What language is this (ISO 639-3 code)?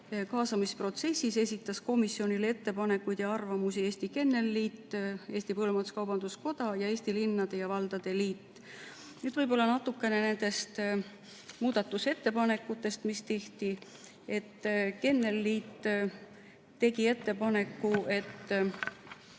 est